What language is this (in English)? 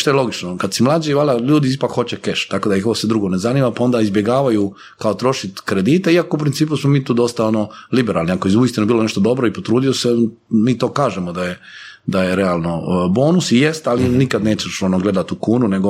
Croatian